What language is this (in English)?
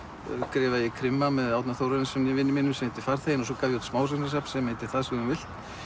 Icelandic